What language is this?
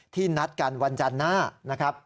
Thai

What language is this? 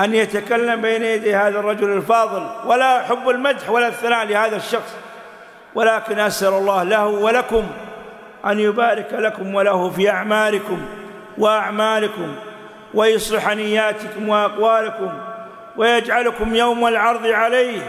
Arabic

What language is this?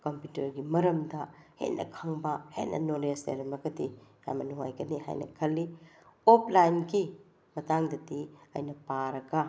Manipuri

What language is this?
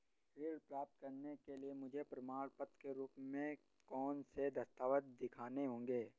Hindi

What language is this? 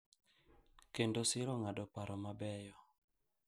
Luo (Kenya and Tanzania)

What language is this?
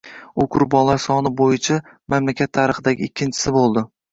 Uzbek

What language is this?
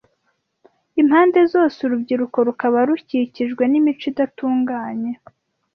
Kinyarwanda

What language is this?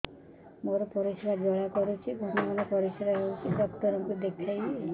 Odia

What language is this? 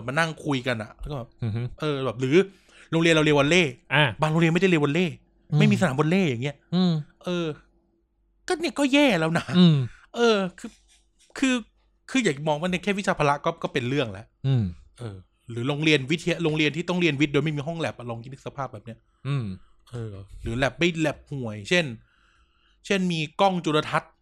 Thai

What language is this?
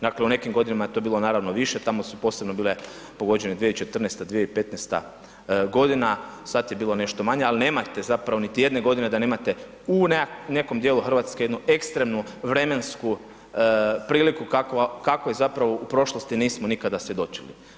Croatian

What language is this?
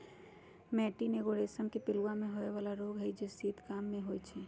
Magahi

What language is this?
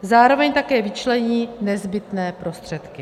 Czech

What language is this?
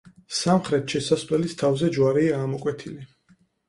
Georgian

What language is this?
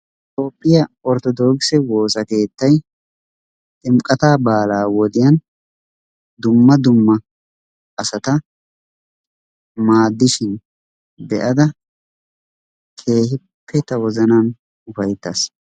Wolaytta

